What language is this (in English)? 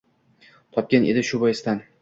Uzbek